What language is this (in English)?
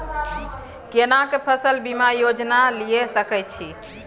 Maithili